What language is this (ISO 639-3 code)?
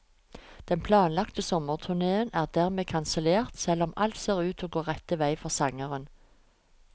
nor